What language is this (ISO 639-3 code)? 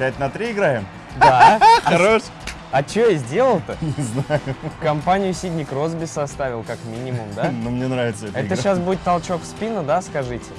rus